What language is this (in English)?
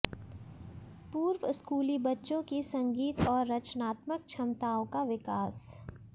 Hindi